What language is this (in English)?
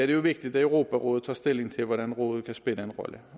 Danish